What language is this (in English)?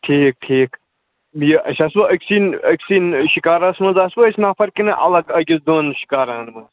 Kashmiri